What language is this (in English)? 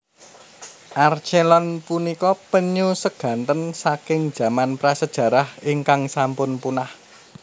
Javanese